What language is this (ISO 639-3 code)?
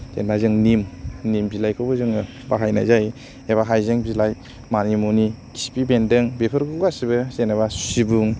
brx